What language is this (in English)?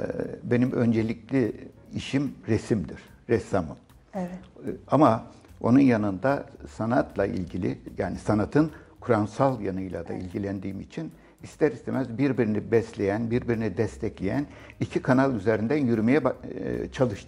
Turkish